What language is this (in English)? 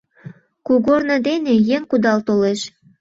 Mari